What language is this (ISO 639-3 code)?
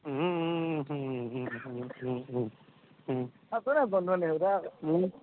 asm